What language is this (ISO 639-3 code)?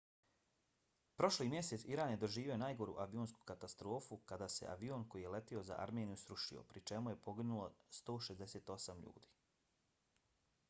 bos